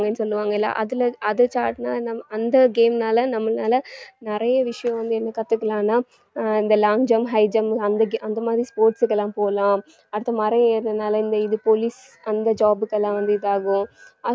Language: Tamil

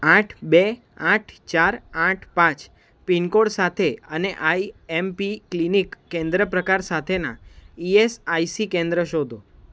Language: Gujarati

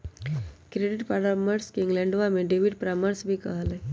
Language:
Magahi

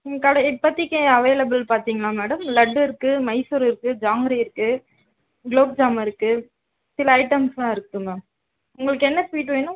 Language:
Tamil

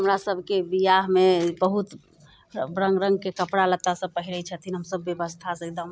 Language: Maithili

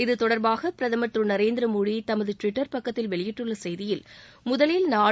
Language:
Tamil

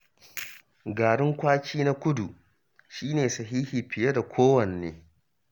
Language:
Hausa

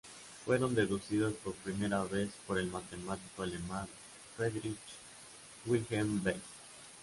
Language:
Spanish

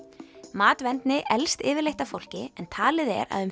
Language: Icelandic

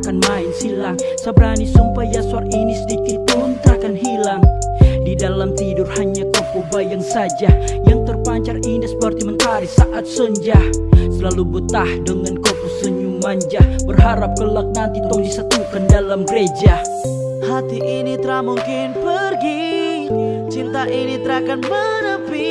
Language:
Indonesian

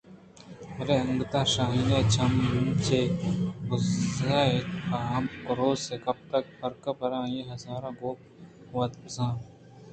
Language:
Eastern Balochi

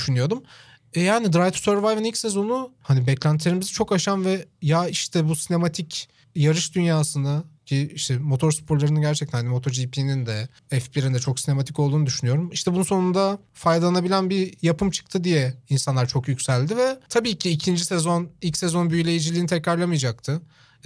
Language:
Turkish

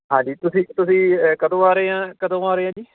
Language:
Punjabi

